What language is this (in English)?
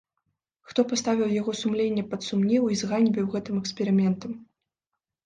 Belarusian